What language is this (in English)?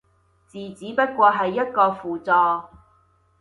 Cantonese